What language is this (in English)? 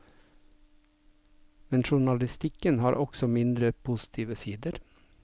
Norwegian